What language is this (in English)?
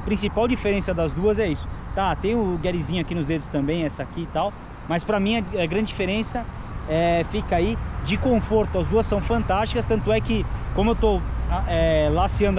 Portuguese